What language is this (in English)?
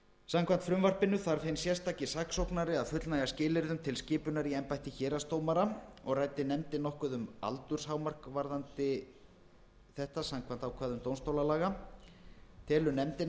Icelandic